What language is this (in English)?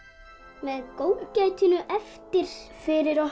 Icelandic